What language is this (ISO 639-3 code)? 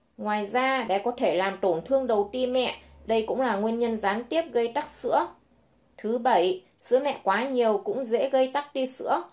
vie